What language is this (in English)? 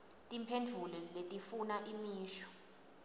Swati